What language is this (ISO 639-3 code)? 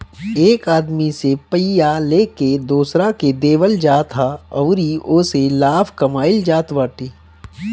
bho